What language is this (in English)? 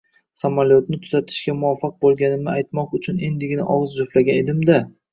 Uzbek